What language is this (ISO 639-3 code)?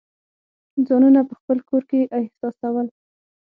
pus